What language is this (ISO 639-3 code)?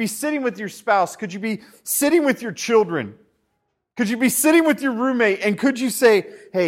eng